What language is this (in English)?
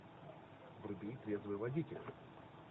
Russian